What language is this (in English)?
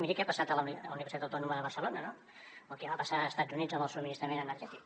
Catalan